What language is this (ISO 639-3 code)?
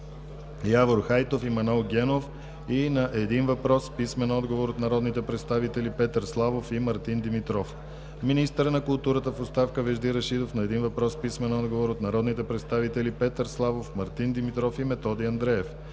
bul